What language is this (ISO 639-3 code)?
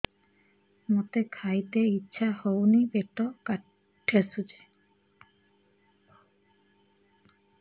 ori